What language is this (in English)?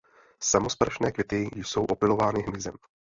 Czech